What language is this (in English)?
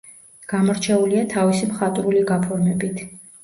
Georgian